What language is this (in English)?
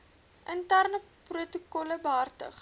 Afrikaans